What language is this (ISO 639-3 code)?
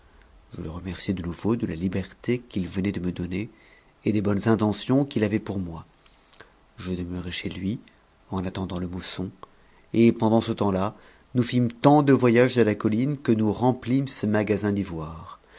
fra